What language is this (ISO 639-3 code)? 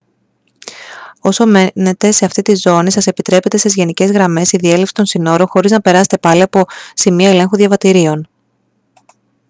ell